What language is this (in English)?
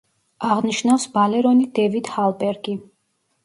Georgian